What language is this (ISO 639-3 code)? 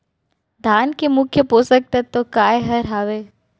hne